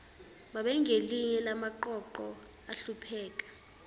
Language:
Zulu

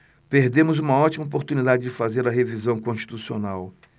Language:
Portuguese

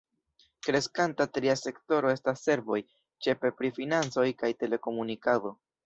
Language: Esperanto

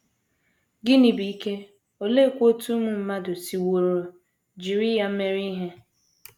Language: Igbo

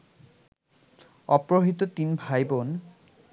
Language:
Bangla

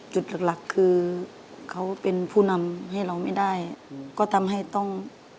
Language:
Thai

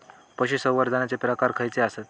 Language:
Marathi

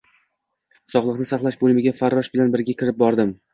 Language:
Uzbek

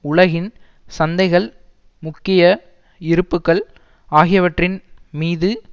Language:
Tamil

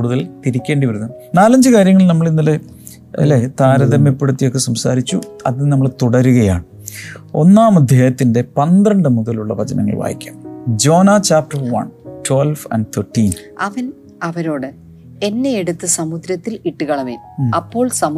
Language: Malayalam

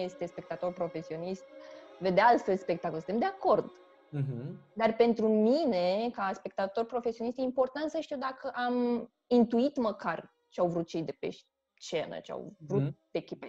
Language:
Romanian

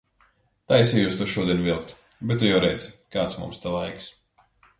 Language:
Latvian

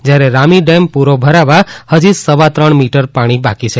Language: Gujarati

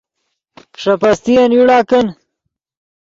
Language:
Yidgha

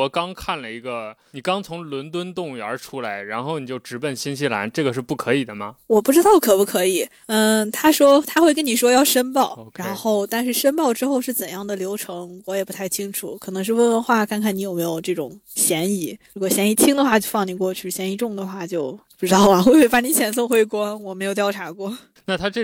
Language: Chinese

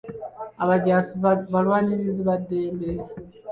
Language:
Ganda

